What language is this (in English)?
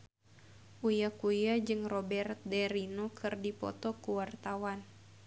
Sundanese